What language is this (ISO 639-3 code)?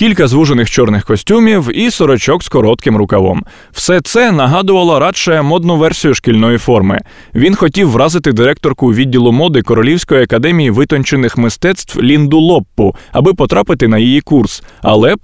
ukr